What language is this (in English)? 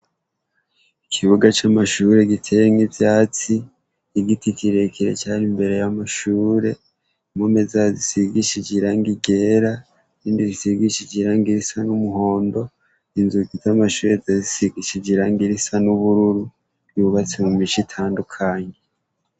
Rundi